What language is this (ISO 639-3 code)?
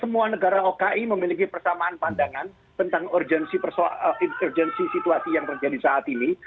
ind